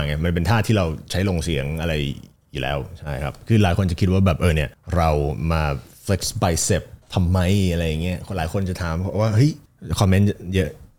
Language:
Thai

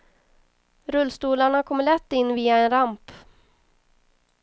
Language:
Swedish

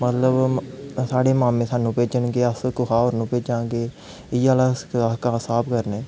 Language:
Dogri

